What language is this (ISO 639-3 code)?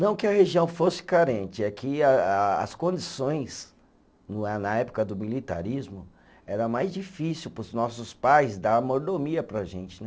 por